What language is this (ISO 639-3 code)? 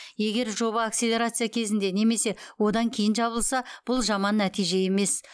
kaz